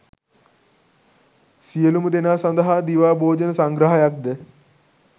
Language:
Sinhala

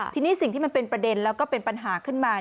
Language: Thai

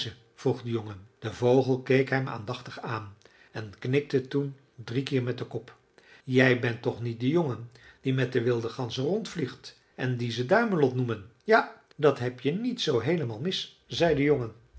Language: Dutch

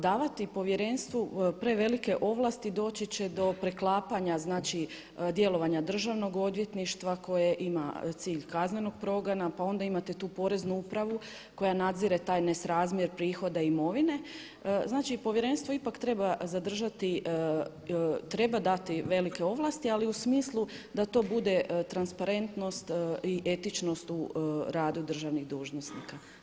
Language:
Croatian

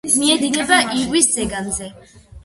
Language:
Georgian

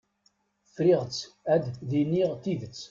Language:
Kabyle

